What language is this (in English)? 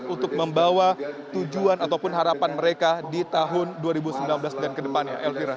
Indonesian